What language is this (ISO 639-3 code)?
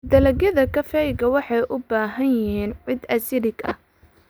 som